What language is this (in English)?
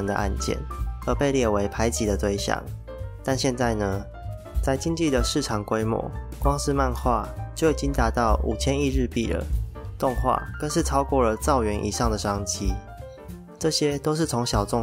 Chinese